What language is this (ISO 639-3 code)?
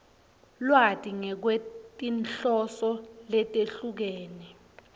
ssw